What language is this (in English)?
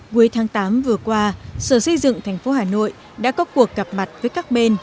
Vietnamese